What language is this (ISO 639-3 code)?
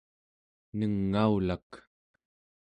esu